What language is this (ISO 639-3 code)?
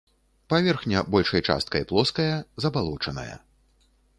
bel